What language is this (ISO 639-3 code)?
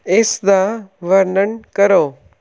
pan